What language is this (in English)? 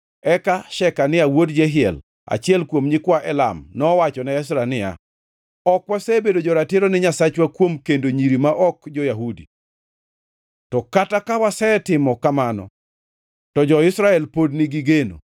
Luo (Kenya and Tanzania)